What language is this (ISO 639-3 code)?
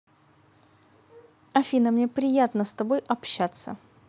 rus